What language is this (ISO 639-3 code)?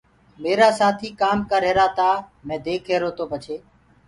ggg